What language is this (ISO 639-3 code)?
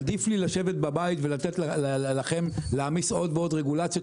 heb